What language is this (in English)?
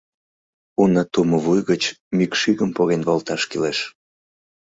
Mari